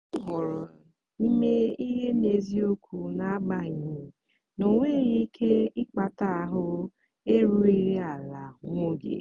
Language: Igbo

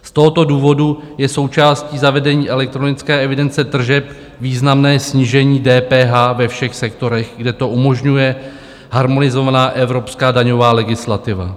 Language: Czech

